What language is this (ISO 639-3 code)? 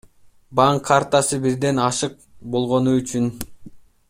kir